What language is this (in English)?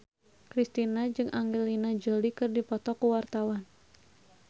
Sundanese